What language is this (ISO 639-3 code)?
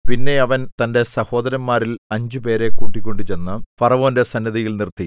mal